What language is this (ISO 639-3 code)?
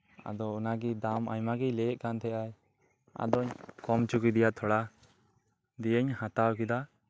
sat